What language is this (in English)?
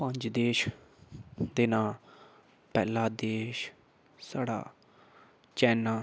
Dogri